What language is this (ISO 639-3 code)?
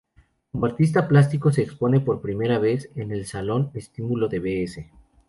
spa